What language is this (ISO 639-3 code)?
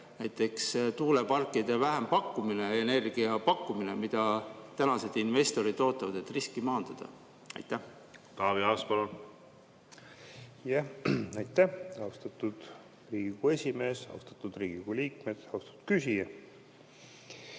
est